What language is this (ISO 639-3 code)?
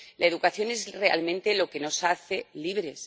spa